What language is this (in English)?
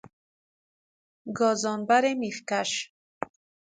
Persian